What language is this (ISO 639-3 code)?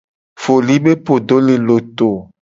gej